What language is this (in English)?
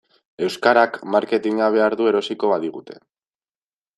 Basque